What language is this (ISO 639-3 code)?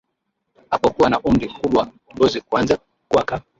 swa